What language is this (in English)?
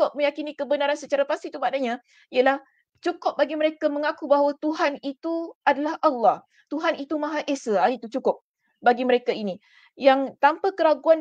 Malay